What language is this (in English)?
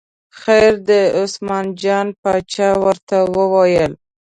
Pashto